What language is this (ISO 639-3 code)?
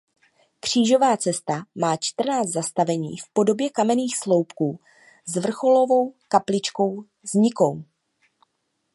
ces